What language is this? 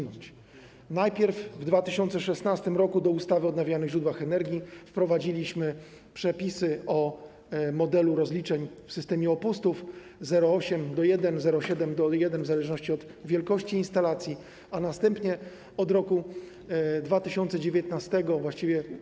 Polish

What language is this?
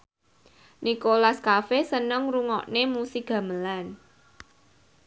Javanese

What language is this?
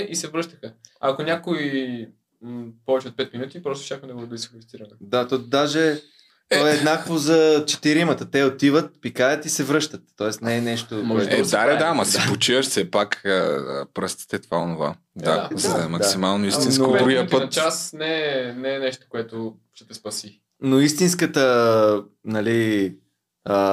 Bulgarian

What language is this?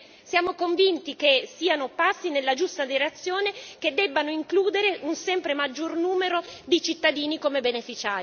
Italian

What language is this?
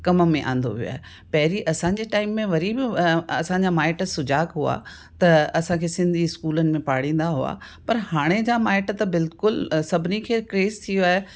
Sindhi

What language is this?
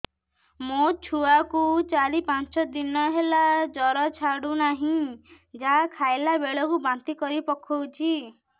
Odia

